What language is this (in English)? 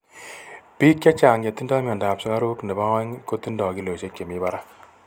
Kalenjin